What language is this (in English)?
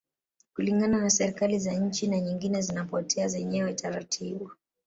Swahili